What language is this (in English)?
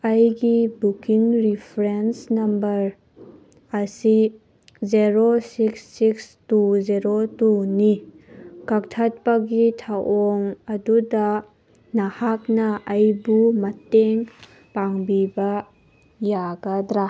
Manipuri